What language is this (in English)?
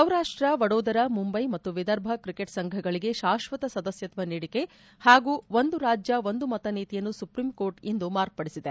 Kannada